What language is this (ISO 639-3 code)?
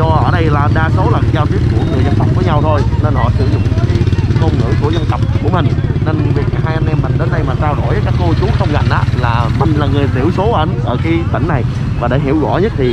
vie